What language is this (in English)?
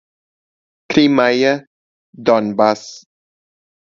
Portuguese